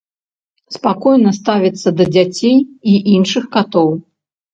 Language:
Belarusian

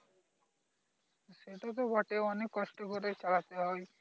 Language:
Bangla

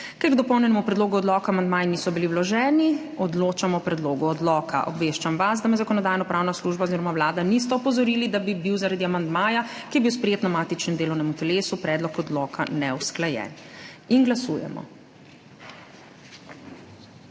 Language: Slovenian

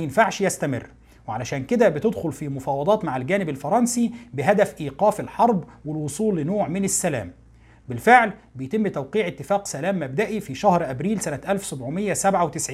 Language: Arabic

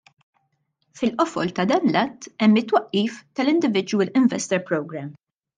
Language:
Maltese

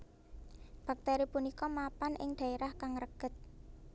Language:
Javanese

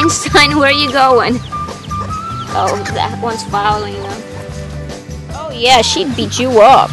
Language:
English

